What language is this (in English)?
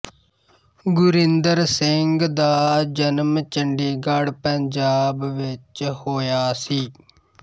Punjabi